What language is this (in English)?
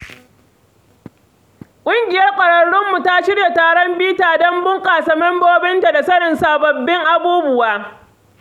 Hausa